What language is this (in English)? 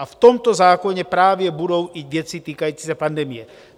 Czech